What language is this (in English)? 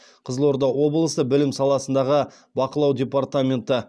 Kazakh